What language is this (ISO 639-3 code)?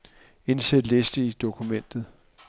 dan